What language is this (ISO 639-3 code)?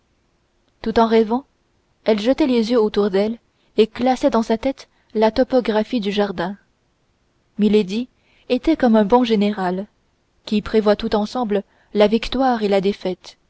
fra